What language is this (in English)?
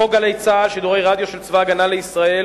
Hebrew